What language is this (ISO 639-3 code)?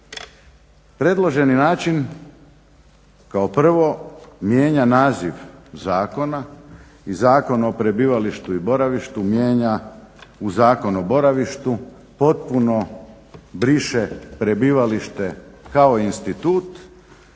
hrv